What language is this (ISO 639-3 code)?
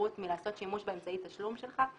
heb